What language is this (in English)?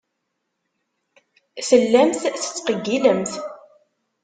Kabyle